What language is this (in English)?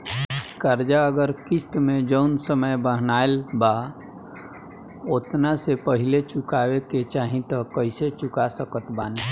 Bhojpuri